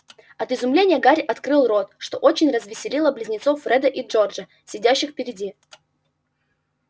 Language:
Russian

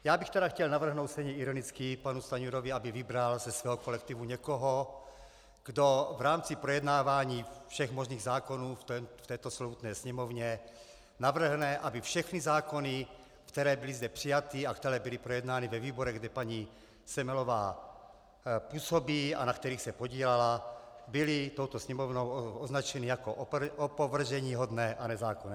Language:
Czech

